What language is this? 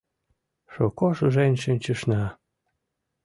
Mari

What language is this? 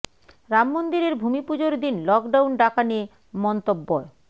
Bangla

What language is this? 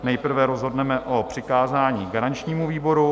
Czech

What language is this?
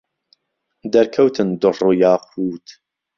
Central Kurdish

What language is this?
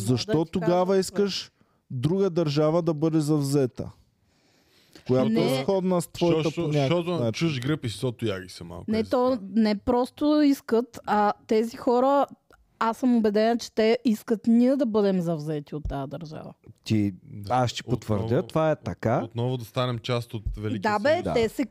Bulgarian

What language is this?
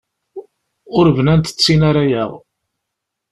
Kabyle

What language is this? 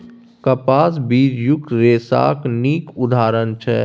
Maithili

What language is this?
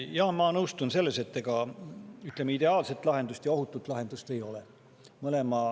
Estonian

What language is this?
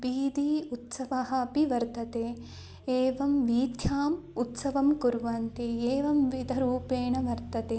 Sanskrit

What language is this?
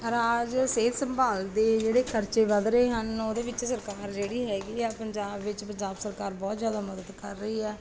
Punjabi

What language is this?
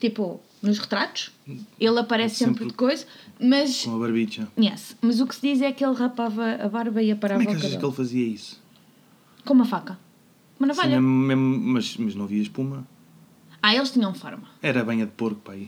Portuguese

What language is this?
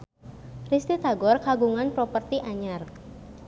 Sundanese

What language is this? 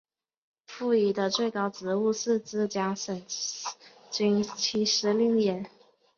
Chinese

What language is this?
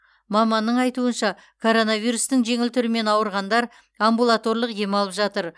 Kazakh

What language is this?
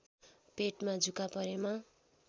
Nepali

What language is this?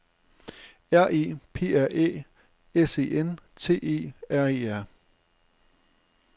Danish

